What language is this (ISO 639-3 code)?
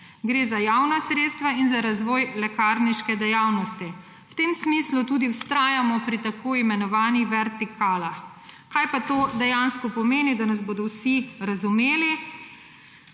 slv